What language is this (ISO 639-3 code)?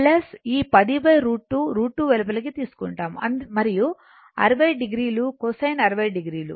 tel